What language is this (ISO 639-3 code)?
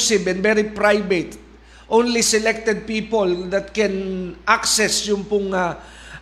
fil